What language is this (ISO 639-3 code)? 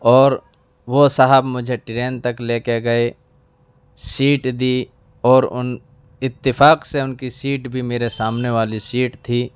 urd